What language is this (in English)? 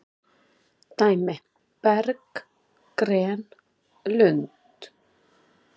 Icelandic